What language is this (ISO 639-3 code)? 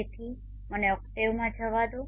guj